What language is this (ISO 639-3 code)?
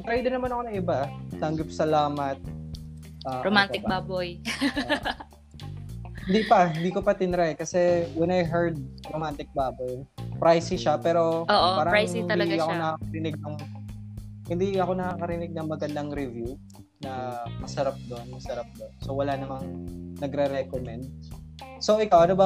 fil